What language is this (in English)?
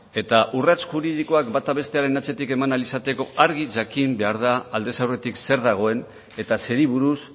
Basque